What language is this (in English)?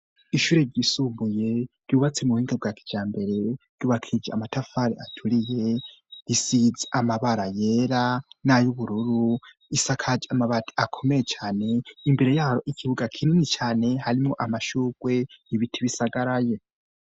Rundi